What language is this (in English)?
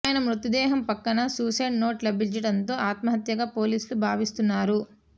Telugu